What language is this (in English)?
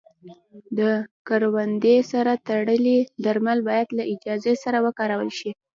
Pashto